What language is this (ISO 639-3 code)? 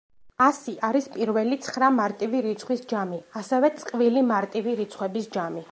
kat